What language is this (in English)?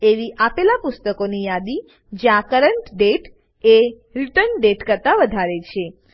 Gujarati